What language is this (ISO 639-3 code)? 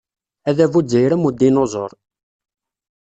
kab